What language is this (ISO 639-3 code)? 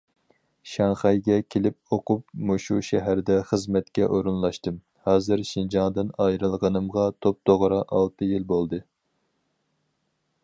uig